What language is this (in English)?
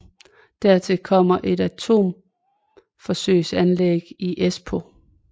Danish